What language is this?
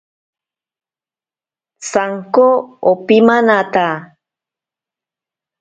Ashéninka Perené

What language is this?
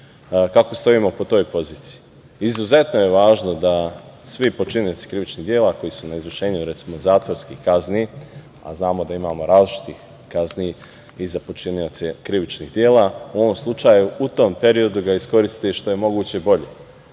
Serbian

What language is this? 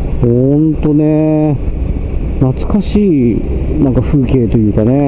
Japanese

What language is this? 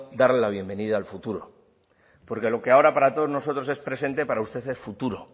Spanish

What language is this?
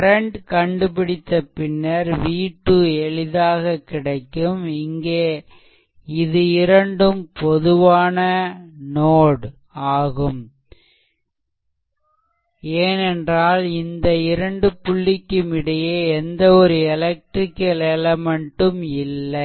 Tamil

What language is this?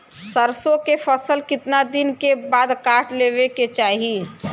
Bhojpuri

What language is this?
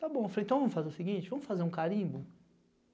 Portuguese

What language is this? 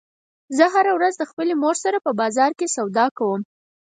Pashto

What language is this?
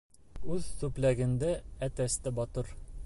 Bashkir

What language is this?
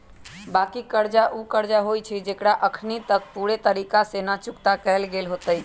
Magahi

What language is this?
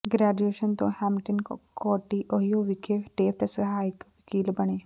Punjabi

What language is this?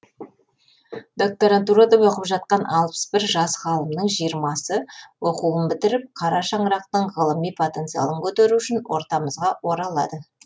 Kazakh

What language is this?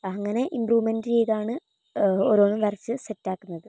Malayalam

